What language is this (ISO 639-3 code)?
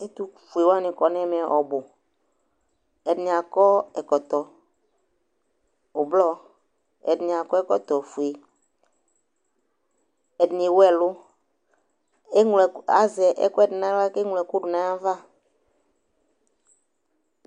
kpo